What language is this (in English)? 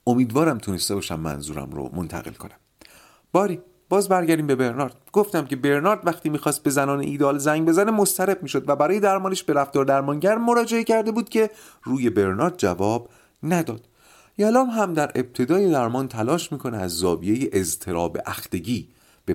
Persian